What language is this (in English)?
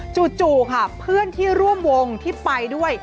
Thai